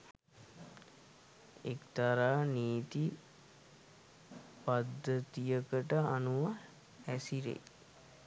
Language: Sinhala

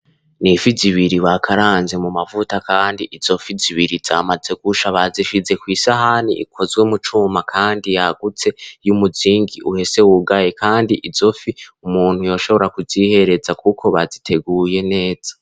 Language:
Rundi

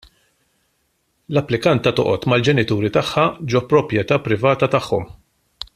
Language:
Maltese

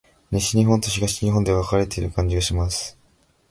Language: Japanese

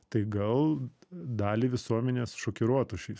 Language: Lithuanian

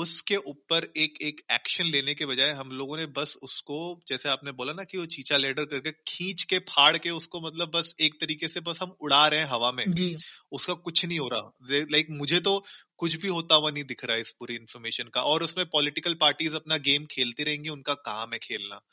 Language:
Hindi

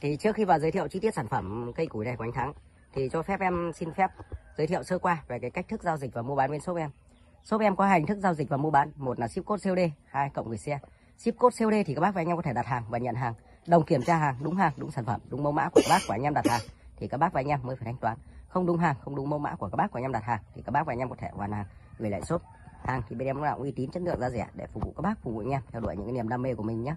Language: Vietnamese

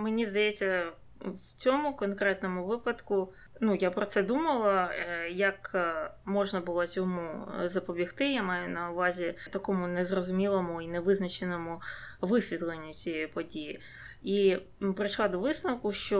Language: Ukrainian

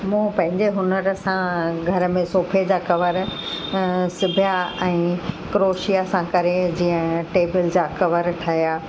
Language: Sindhi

